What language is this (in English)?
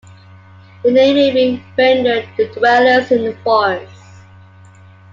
English